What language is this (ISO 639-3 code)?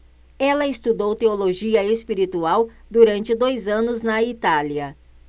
por